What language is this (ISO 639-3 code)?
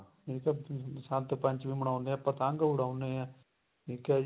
pan